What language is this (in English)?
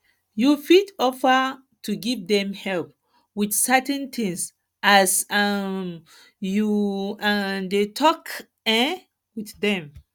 Nigerian Pidgin